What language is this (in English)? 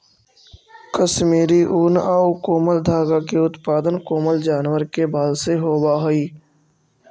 Magahi